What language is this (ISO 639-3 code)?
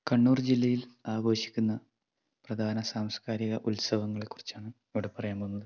mal